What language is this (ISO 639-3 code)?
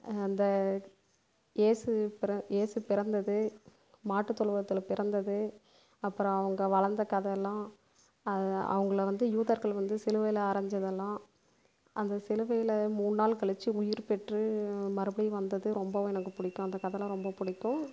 tam